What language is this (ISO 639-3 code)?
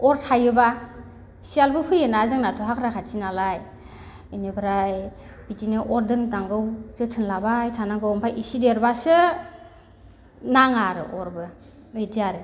brx